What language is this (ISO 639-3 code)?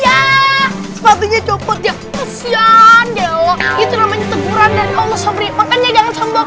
ind